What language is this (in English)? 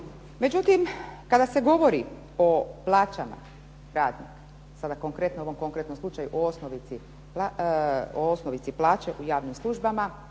Croatian